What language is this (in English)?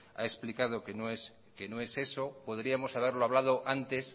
Spanish